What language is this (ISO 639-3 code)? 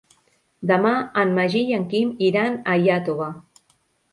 cat